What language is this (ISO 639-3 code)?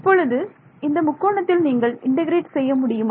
tam